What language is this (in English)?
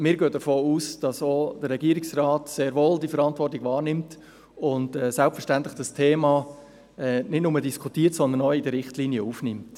Swiss German